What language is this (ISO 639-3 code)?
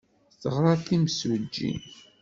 kab